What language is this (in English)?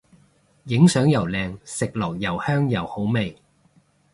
Cantonese